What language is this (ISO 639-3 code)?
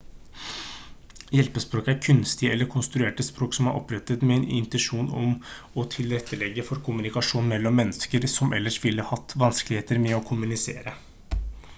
nob